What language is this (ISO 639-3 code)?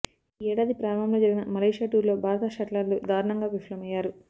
tel